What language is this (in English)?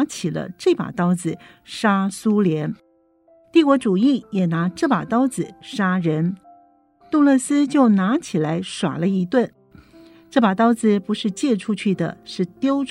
Chinese